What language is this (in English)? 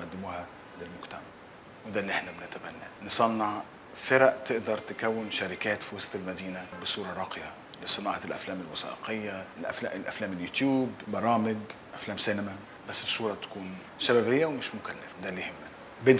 Arabic